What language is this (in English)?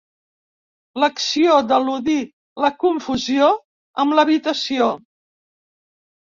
Catalan